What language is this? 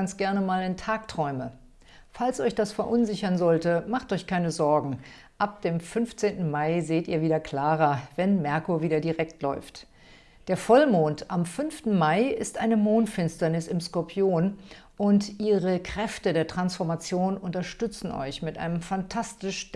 German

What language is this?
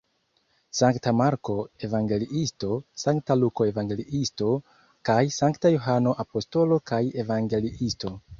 Esperanto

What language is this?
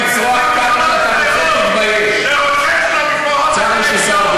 Hebrew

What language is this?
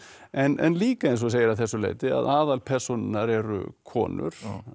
Icelandic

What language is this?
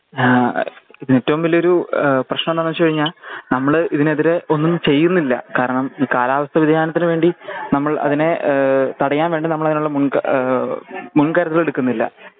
Malayalam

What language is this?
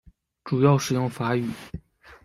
Chinese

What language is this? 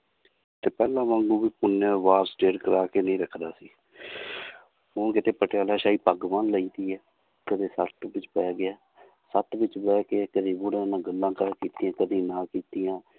Punjabi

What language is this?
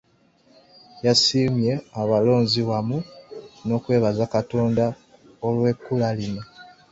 Ganda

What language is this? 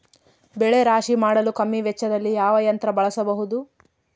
Kannada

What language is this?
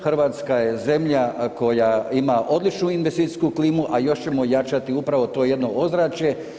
Croatian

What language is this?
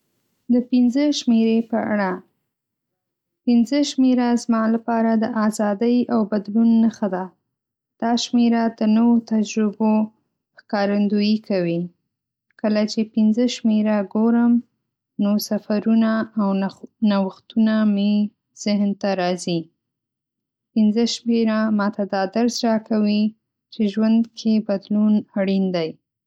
Pashto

